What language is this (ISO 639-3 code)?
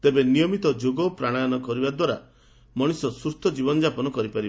ori